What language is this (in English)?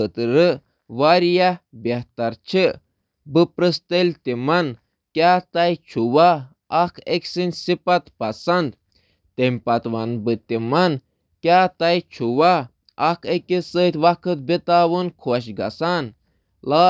Kashmiri